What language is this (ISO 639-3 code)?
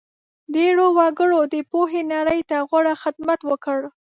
pus